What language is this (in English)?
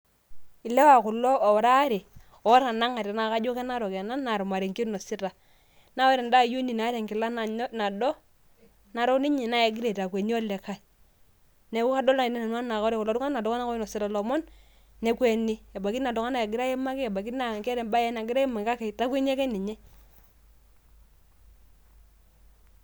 Masai